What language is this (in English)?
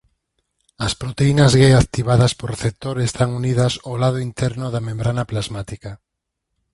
Galician